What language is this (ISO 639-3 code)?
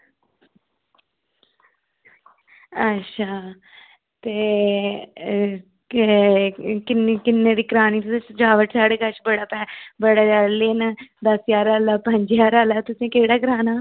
doi